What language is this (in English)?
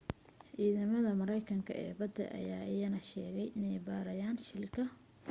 Somali